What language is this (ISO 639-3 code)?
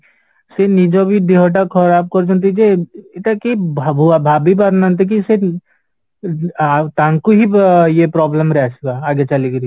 ori